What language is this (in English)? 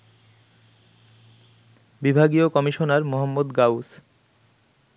Bangla